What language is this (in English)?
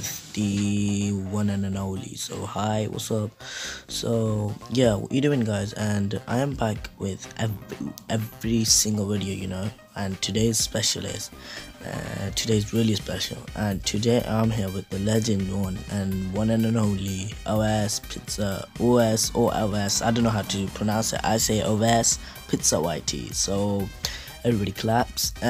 English